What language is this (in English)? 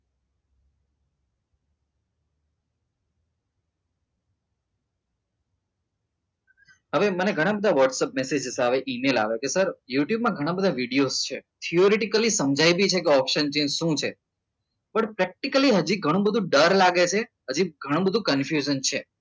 Gujarati